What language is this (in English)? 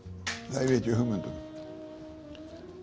Icelandic